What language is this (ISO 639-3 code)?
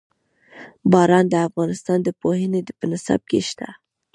pus